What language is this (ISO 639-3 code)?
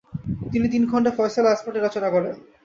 ben